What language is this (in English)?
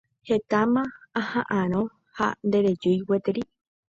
Guarani